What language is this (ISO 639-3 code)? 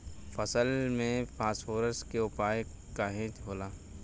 bho